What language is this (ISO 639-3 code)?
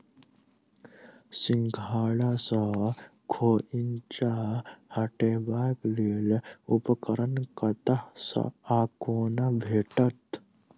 mai